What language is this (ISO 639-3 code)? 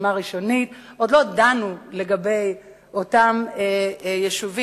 heb